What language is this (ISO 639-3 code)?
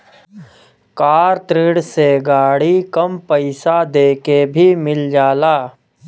bho